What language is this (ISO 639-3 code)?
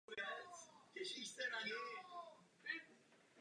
ces